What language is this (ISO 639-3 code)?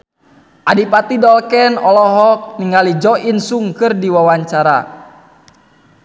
sun